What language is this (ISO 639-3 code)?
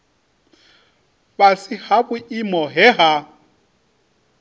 ven